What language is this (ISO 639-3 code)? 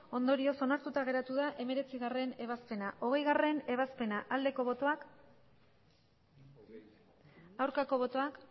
eus